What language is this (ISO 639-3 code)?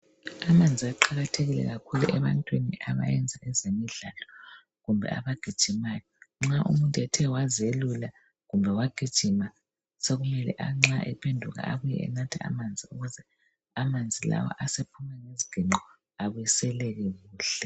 nde